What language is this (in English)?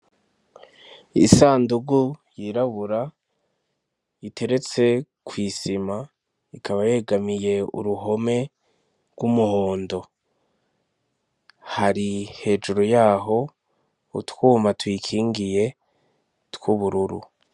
Rundi